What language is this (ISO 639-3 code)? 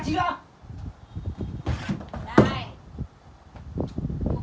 vie